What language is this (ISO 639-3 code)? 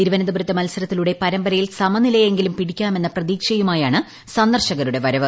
mal